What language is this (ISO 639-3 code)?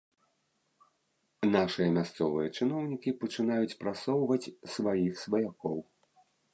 bel